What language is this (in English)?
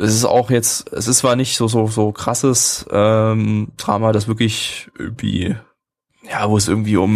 German